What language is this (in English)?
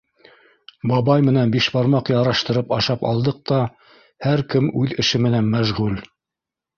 Bashkir